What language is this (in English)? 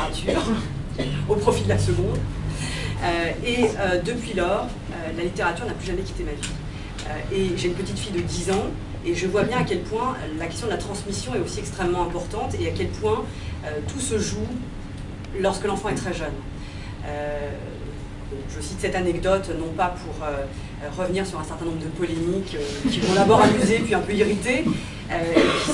French